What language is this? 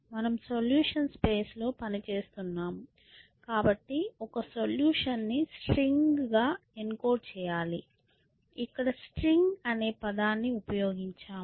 Telugu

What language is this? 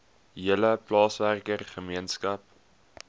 Afrikaans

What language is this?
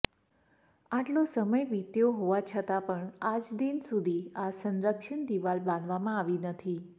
Gujarati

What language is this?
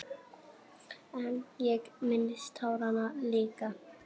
Icelandic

